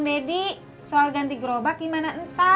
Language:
Indonesian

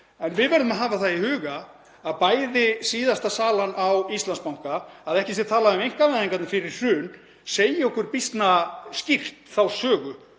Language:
Icelandic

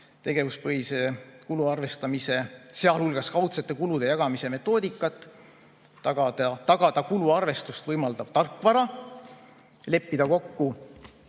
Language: Estonian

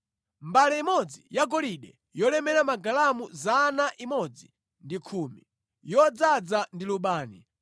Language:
Nyanja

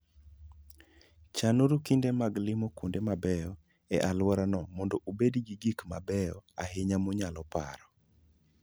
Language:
Luo (Kenya and Tanzania)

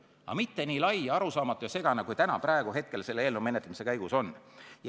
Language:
Estonian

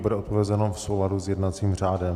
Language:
Czech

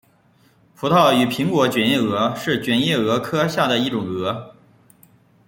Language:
Chinese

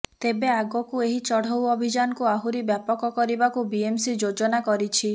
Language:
Odia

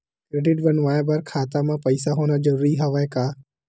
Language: Chhattisgarhi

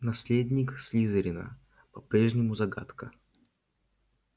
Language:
Russian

